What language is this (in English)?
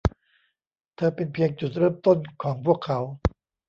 Thai